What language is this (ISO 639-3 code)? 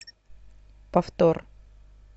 rus